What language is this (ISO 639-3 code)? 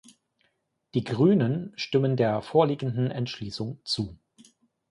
deu